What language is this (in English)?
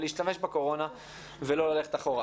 Hebrew